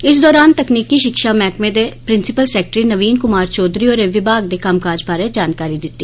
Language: Dogri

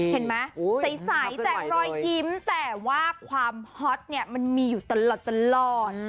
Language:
Thai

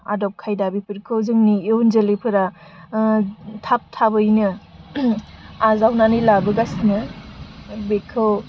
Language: Bodo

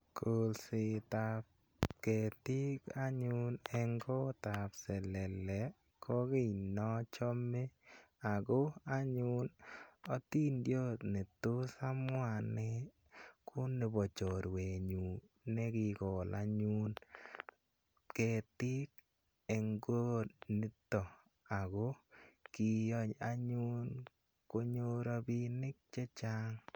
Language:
Kalenjin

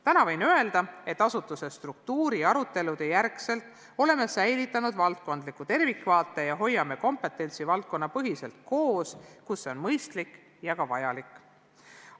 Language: Estonian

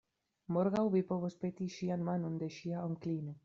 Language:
Esperanto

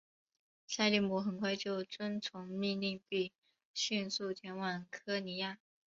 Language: Chinese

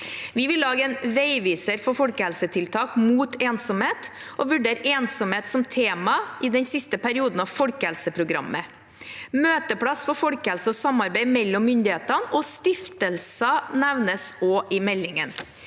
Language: Norwegian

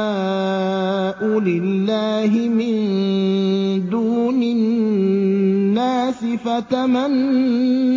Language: Arabic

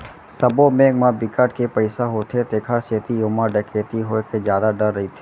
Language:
Chhattisgarhi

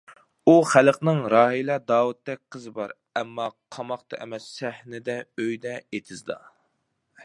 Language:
Uyghur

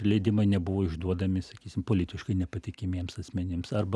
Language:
Lithuanian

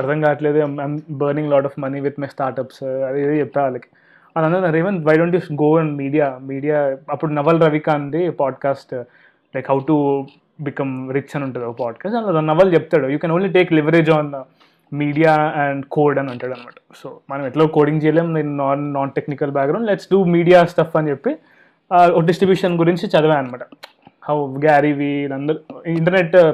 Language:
Telugu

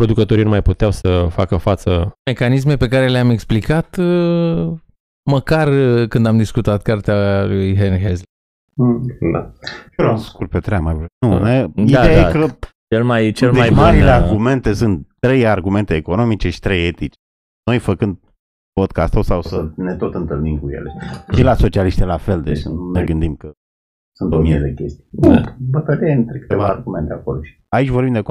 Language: Romanian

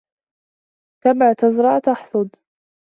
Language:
Arabic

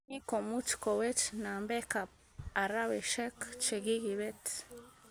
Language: Kalenjin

